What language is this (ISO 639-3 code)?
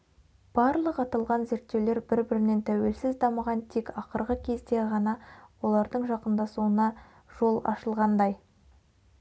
kaz